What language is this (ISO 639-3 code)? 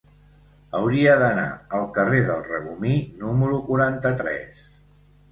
cat